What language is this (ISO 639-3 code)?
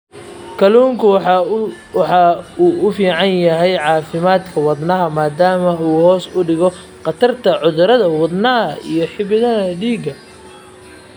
som